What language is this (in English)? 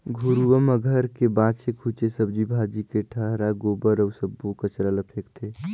Chhattisgarhi